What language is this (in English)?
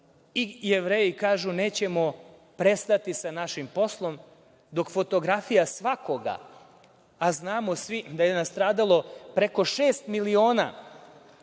Serbian